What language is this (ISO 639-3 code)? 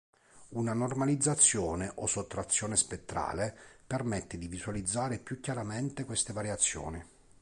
ita